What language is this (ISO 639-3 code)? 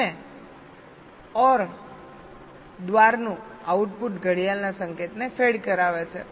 guj